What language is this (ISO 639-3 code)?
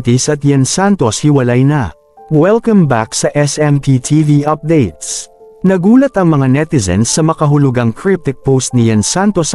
fil